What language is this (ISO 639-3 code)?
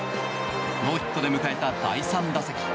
jpn